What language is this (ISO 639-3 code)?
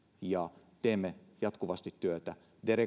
fin